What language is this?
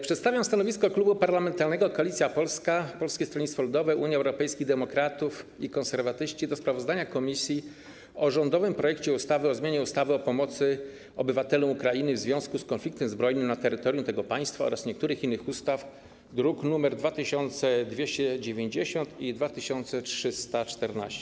Polish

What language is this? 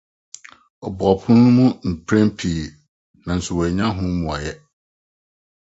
Akan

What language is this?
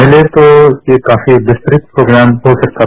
Hindi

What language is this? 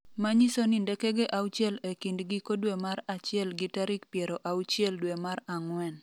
Luo (Kenya and Tanzania)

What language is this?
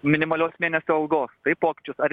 Lithuanian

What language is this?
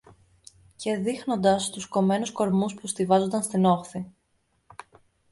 Greek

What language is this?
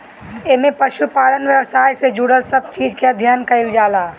Bhojpuri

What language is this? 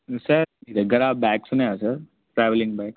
Telugu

